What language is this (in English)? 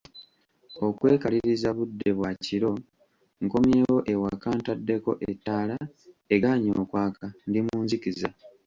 Ganda